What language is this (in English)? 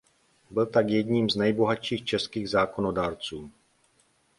Czech